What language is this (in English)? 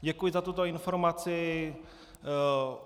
Czech